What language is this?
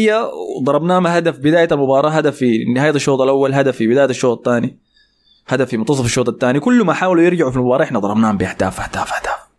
Arabic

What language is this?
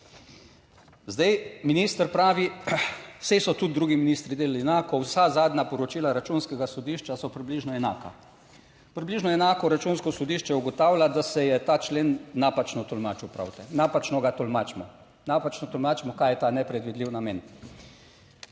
Slovenian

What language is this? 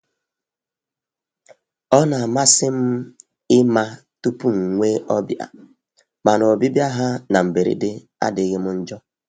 Igbo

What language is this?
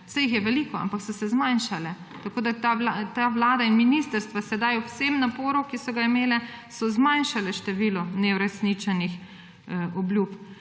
Slovenian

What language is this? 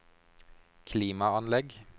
Norwegian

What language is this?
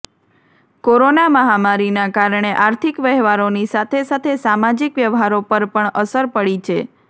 Gujarati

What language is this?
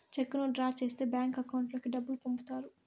Telugu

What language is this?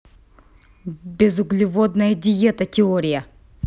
Russian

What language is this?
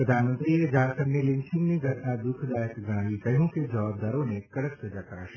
Gujarati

